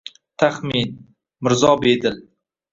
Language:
Uzbek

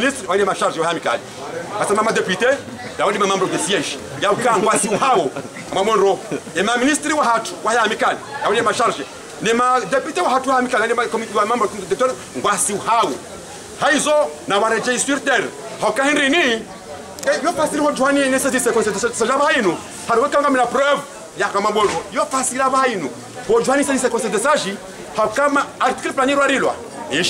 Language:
French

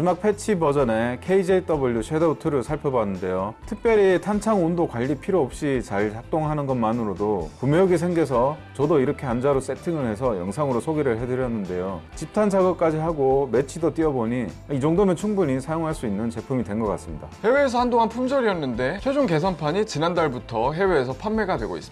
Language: Korean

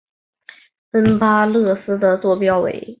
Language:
Chinese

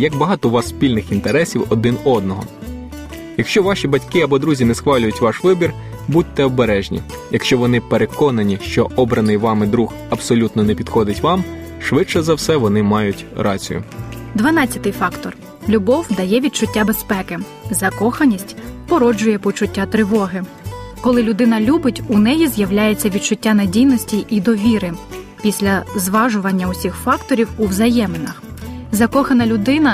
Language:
Ukrainian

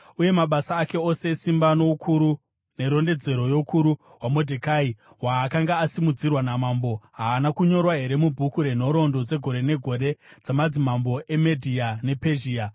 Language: Shona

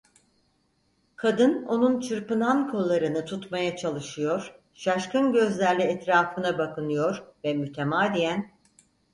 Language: Turkish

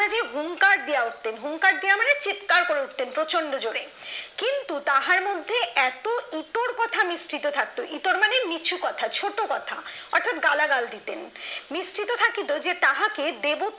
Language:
Bangla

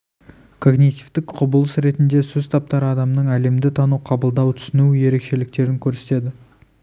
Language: Kazakh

